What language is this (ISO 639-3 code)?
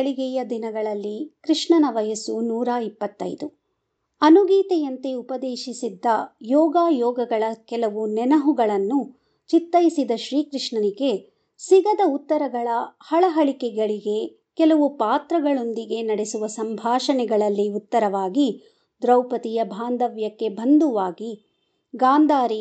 kan